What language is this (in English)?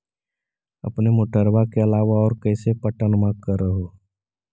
Magahi